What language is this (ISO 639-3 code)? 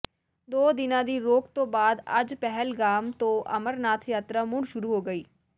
pan